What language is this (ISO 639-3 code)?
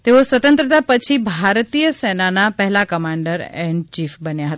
guj